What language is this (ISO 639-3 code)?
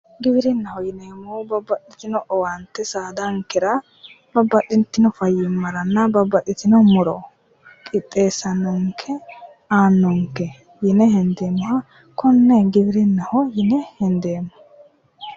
sid